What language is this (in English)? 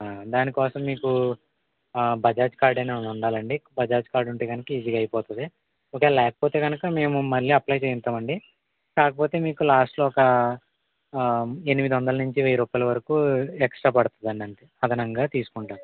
Telugu